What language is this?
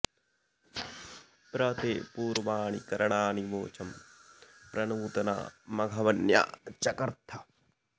Sanskrit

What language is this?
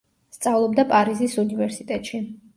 Georgian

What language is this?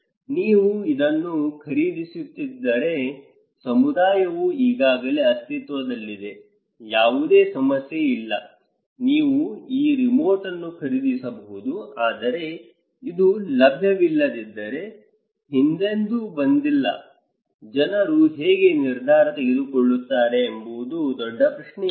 Kannada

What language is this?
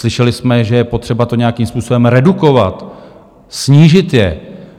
Czech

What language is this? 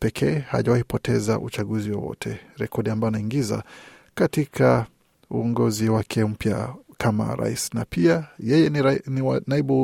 Swahili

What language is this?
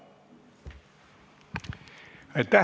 Estonian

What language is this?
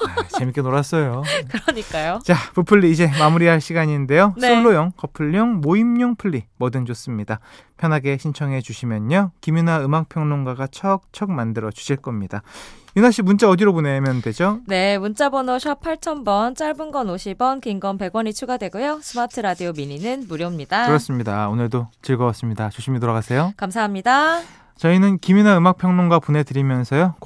Korean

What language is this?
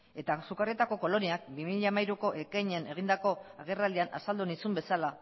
Basque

